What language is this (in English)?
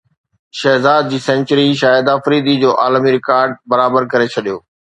Sindhi